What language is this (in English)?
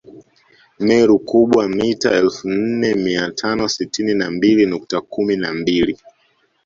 Swahili